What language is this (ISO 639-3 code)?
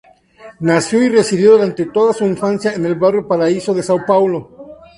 spa